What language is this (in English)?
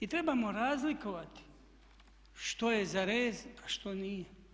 Croatian